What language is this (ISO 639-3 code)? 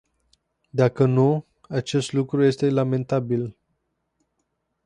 ron